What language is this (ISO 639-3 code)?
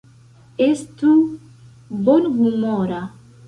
epo